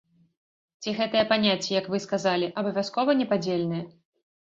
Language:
Belarusian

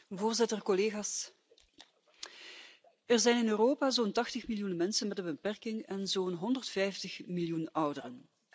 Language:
Dutch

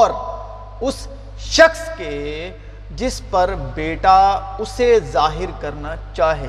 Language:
Urdu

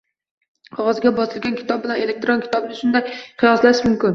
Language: Uzbek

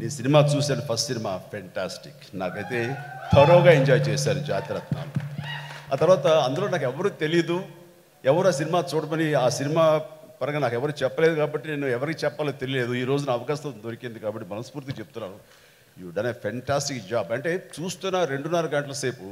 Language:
Telugu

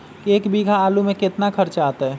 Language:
Magahi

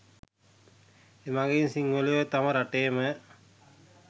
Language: Sinhala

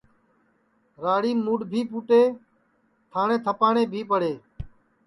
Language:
Sansi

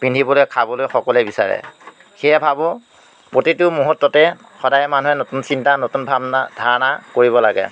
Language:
Assamese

